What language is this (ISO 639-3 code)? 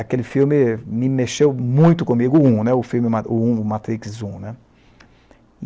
por